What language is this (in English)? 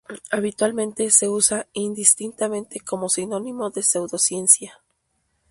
Spanish